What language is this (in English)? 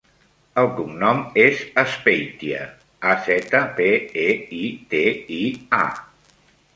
Catalan